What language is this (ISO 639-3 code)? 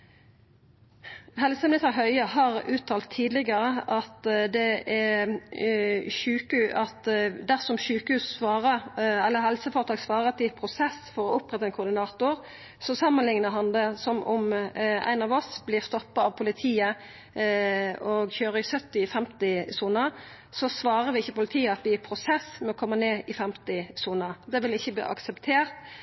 nno